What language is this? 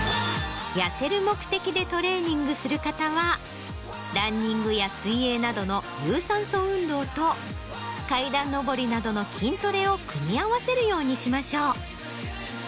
Japanese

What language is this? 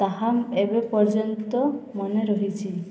Odia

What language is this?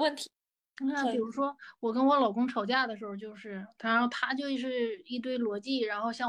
Chinese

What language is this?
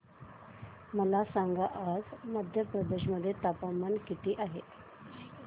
Marathi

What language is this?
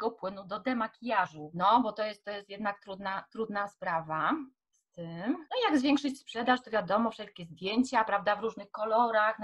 Polish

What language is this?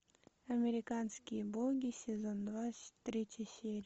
Russian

